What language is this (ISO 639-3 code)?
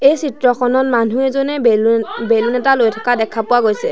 asm